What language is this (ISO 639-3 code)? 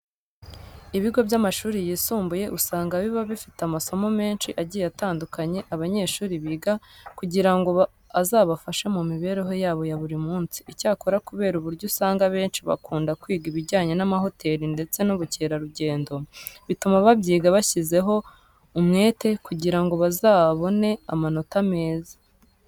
kin